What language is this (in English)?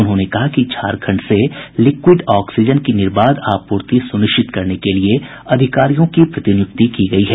Hindi